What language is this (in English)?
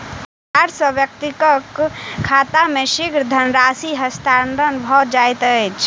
Maithili